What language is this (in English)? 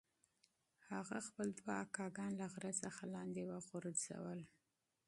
Pashto